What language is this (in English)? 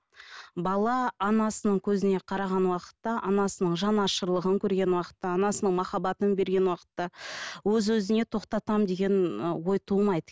Kazakh